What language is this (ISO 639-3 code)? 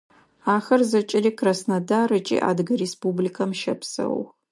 ady